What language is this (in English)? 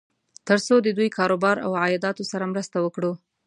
Pashto